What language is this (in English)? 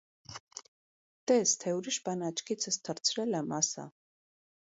Armenian